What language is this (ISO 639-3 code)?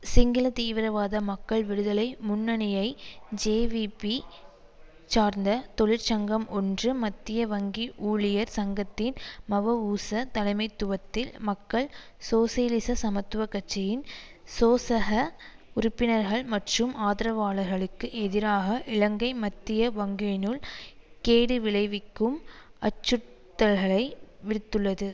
tam